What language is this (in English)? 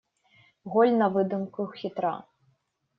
Russian